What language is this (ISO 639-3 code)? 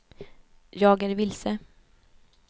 swe